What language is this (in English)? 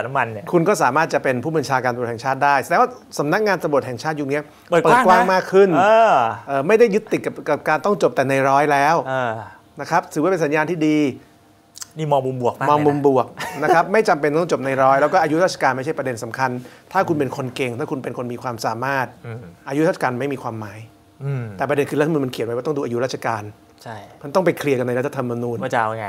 Thai